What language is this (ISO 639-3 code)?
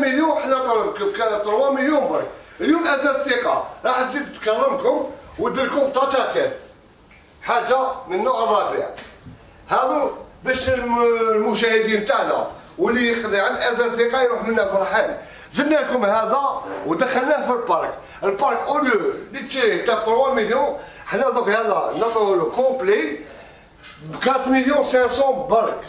ara